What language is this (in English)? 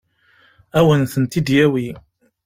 Kabyle